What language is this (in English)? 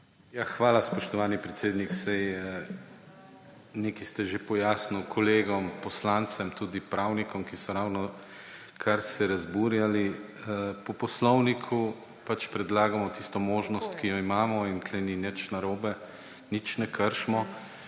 Slovenian